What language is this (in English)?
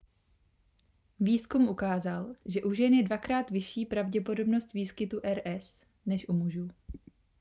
Czech